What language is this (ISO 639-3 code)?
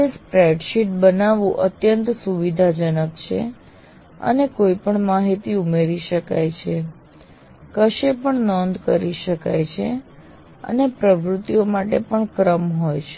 guj